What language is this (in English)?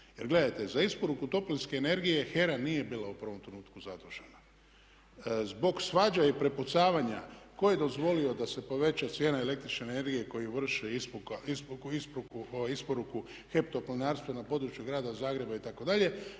Croatian